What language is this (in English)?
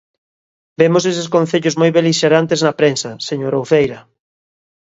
Galician